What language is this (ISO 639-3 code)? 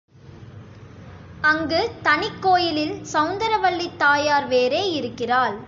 tam